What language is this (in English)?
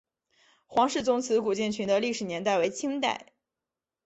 Chinese